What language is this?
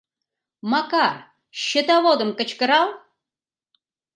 Mari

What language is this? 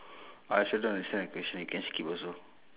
English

